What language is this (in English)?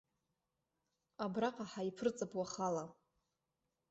Abkhazian